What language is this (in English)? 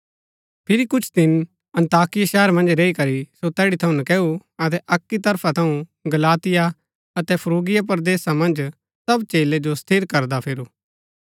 Gaddi